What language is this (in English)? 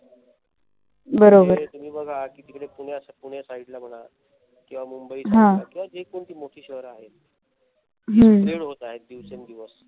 Marathi